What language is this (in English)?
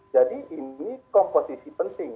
Indonesian